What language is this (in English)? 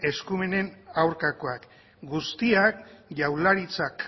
Basque